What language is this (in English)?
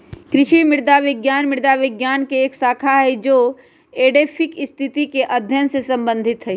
Magahi